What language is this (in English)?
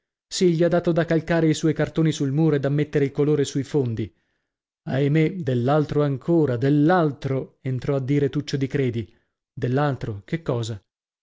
Italian